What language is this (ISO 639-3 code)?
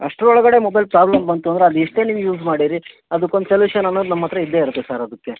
kan